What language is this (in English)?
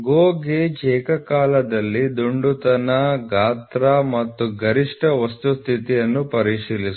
Kannada